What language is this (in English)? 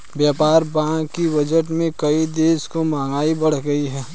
Hindi